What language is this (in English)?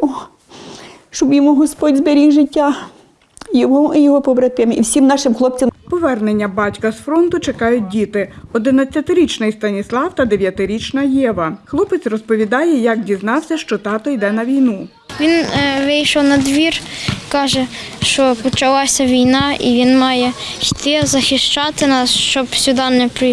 Ukrainian